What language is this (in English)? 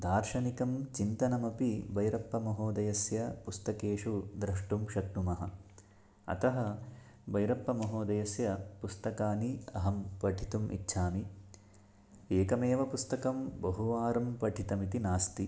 Sanskrit